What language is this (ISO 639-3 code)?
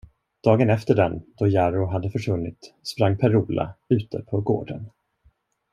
swe